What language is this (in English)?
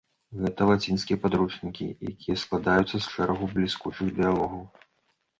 Belarusian